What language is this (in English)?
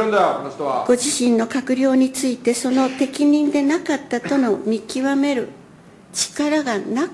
Japanese